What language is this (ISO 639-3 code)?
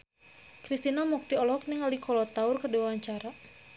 sun